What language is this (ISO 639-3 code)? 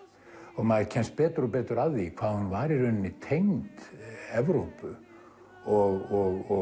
isl